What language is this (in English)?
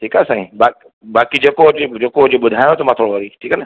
Sindhi